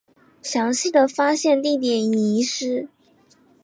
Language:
Chinese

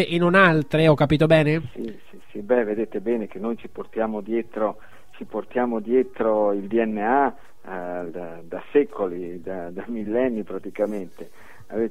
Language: Italian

